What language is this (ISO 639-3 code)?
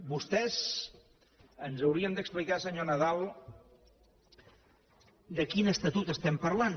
cat